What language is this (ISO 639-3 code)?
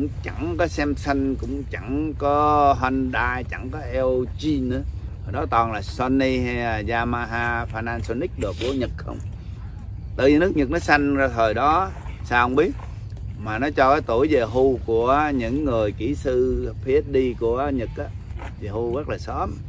vie